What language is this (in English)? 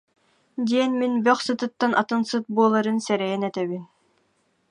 Yakut